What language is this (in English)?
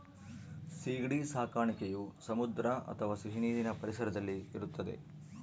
Kannada